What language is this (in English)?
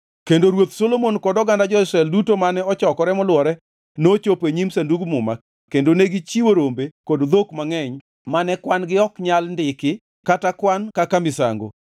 Luo (Kenya and Tanzania)